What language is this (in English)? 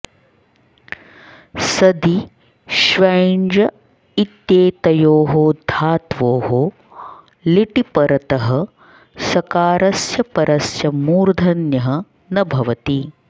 Sanskrit